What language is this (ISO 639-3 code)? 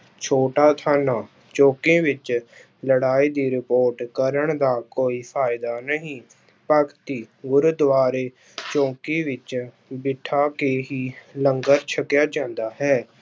pan